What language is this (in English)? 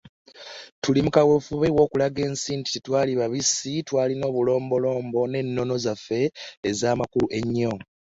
Ganda